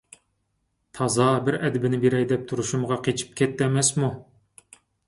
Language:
Uyghur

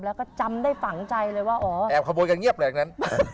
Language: Thai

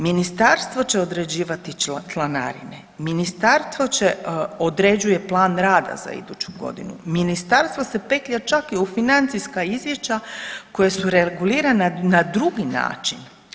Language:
Croatian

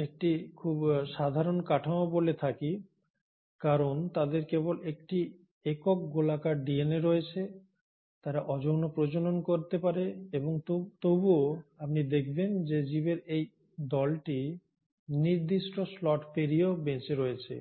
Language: Bangla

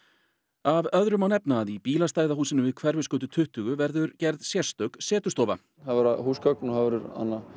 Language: Icelandic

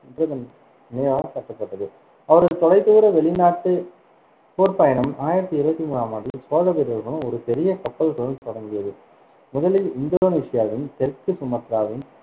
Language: Tamil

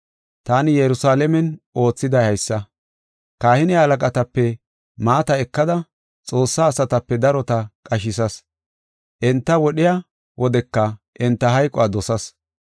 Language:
Gofa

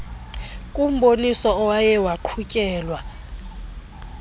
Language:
Xhosa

